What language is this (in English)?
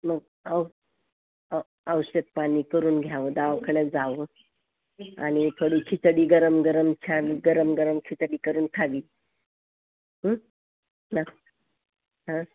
Marathi